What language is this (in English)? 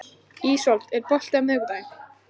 Icelandic